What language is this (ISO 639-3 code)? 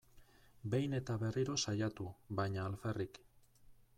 eus